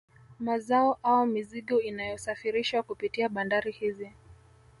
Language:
Swahili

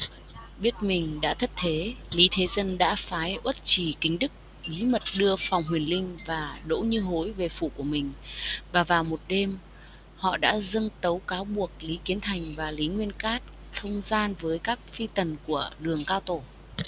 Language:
Vietnamese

